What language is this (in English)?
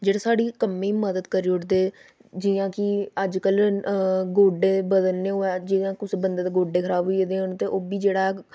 Dogri